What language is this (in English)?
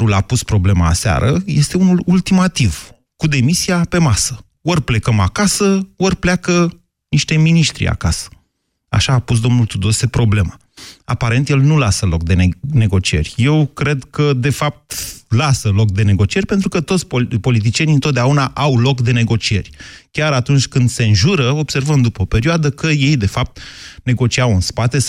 Romanian